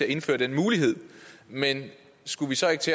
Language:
Danish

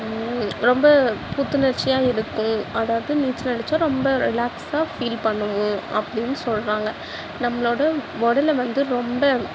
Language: Tamil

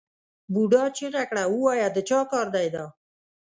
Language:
Pashto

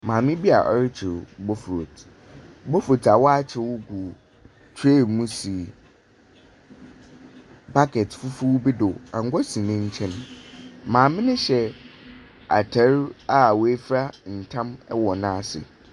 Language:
Akan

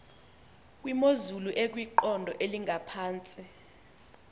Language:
Xhosa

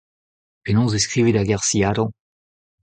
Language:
Breton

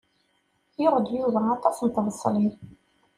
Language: Kabyle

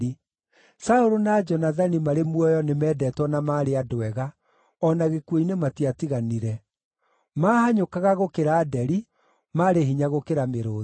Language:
Kikuyu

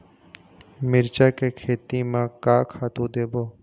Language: Chhattisgarhi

